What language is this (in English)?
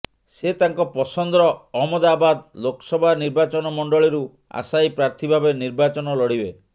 Odia